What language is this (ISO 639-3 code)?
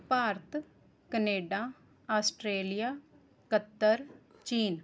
pan